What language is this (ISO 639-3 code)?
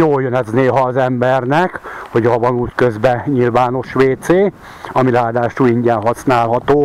hun